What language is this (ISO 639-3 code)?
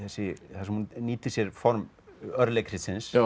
isl